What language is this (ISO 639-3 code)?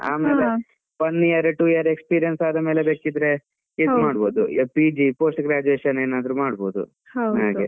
kan